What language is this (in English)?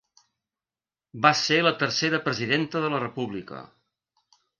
Catalan